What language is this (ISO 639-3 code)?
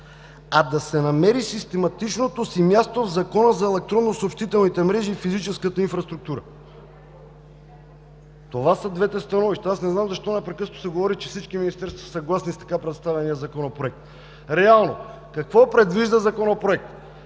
bul